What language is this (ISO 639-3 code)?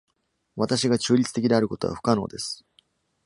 jpn